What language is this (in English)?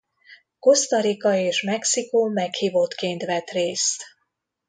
Hungarian